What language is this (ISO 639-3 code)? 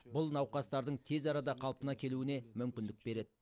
kaz